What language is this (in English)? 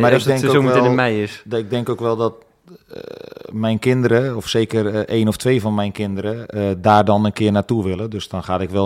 Dutch